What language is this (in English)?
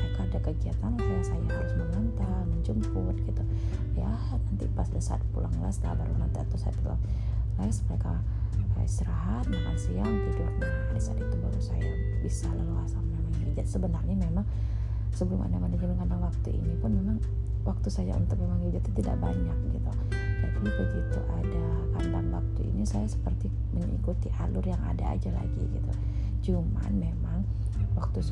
Indonesian